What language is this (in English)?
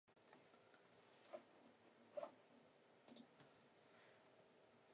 Korean